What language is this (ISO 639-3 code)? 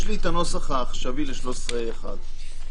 heb